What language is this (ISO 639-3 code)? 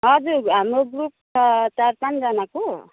nep